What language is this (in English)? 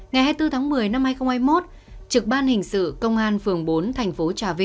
Vietnamese